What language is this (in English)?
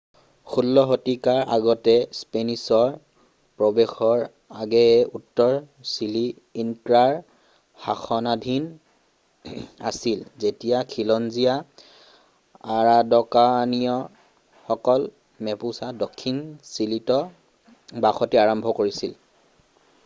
Assamese